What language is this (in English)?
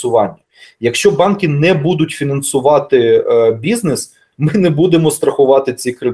Ukrainian